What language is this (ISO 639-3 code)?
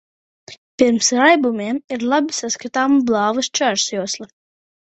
lav